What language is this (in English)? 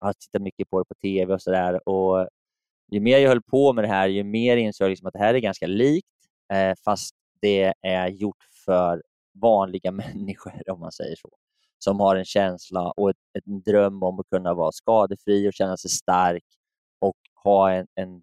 Swedish